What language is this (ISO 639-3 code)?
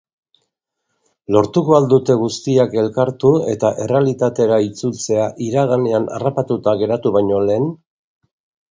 eus